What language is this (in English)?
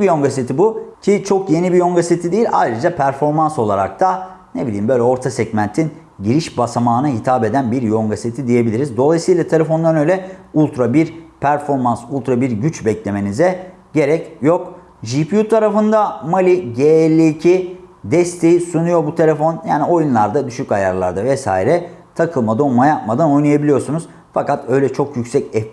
Turkish